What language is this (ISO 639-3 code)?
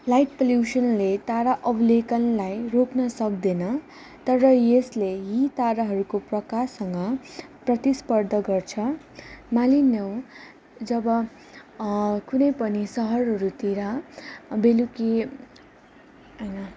nep